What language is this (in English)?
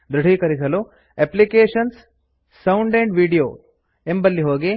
Kannada